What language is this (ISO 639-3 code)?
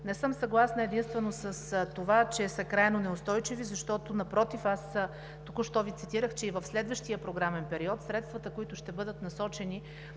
bul